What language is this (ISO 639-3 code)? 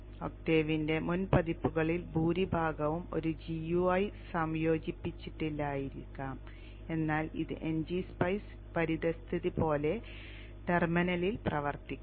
mal